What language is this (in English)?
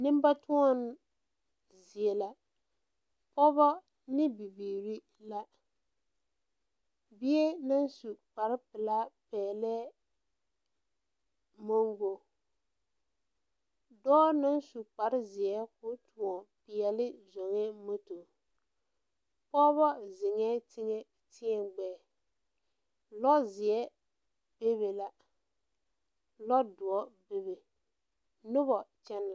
Southern Dagaare